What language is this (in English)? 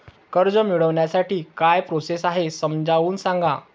Marathi